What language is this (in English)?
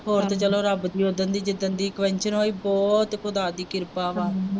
Punjabi